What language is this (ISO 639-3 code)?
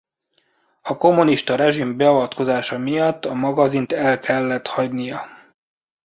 hun